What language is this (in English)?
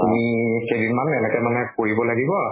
Assamese